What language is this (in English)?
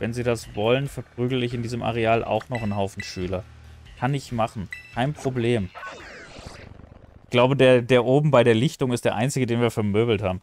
German